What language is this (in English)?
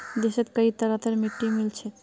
Magahi